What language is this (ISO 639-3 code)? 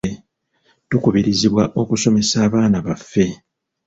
lug